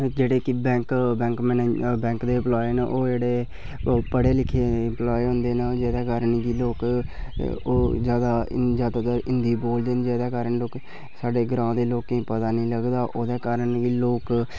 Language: Dogri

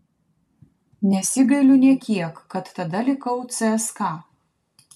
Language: Lithuanian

